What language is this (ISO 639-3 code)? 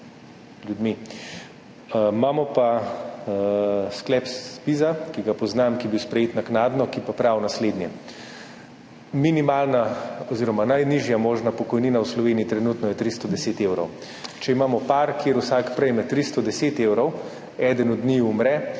slv